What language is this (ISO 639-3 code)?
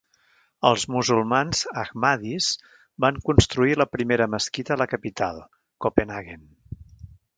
cat